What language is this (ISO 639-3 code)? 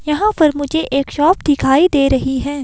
hin